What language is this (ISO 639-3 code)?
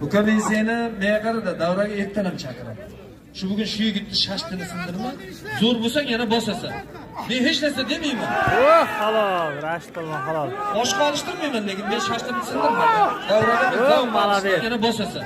tur